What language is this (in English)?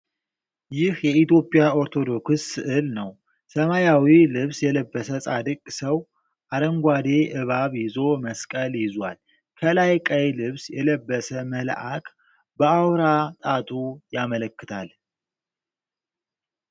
Amharic